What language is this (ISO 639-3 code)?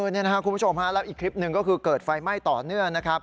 tha